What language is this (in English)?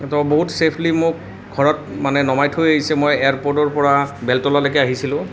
Assamese